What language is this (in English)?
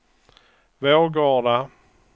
Swedish